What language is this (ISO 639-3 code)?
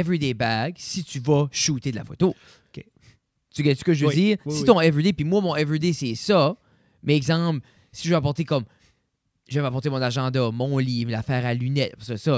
fra